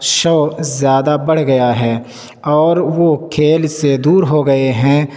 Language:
Urdu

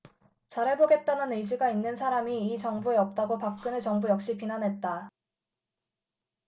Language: Korean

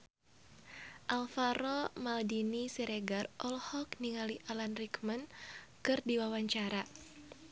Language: Sundanese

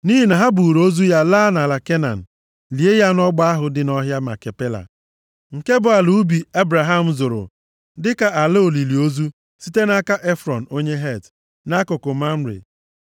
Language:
Igbo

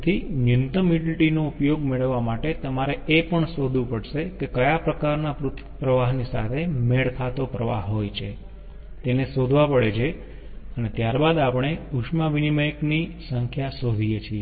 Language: Gujarati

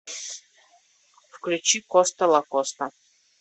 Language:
Russian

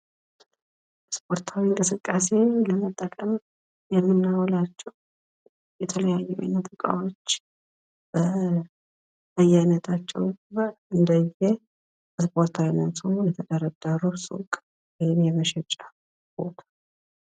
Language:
Amharic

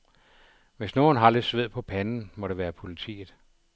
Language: Danish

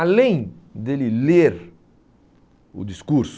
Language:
Portuguese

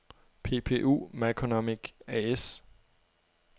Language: Danish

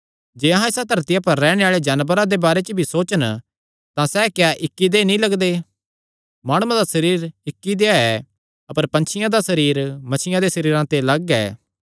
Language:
Kangri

